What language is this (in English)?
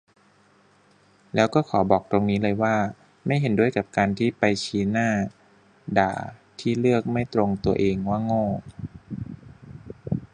Thai